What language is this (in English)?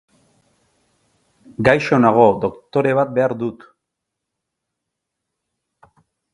Basque